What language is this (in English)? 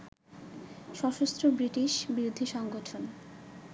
Bangla